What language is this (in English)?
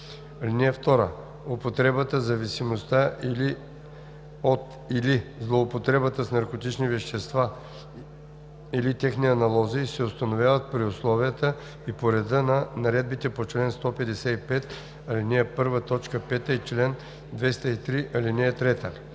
Bulgarian